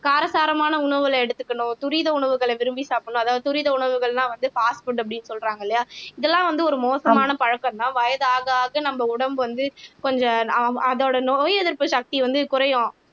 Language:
Tamil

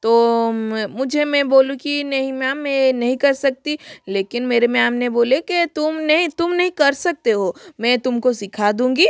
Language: Hindi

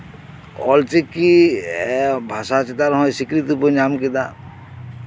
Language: Santali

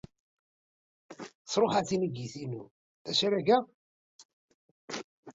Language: Kabyle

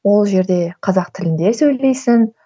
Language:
Kazakh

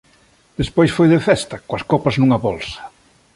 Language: Galician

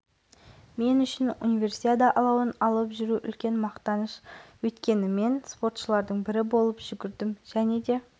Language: Kazakh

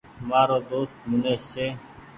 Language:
Goaria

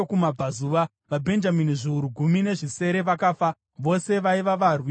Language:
Shona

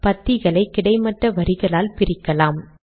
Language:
Tamil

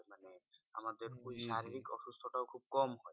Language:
Bangla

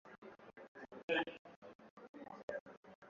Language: Swahili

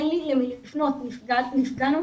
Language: Hebrew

